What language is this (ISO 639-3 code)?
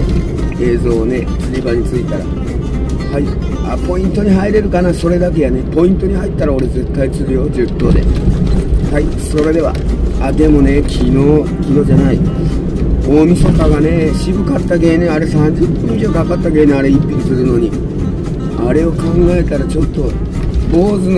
jpn